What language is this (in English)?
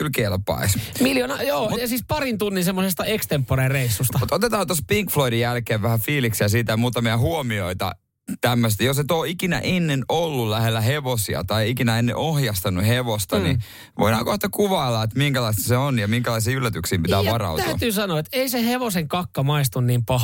Finnish